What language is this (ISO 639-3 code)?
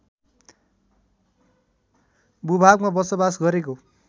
nep